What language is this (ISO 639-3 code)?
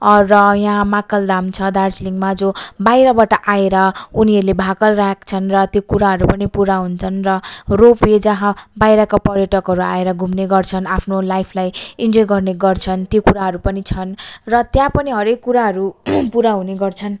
nep